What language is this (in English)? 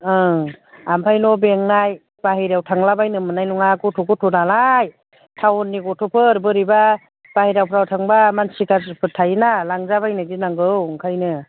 Bodo